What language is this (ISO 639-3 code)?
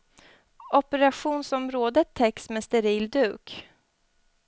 swe